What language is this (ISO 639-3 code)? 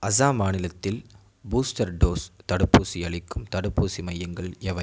tam